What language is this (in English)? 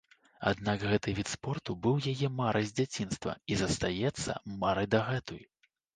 Belarusian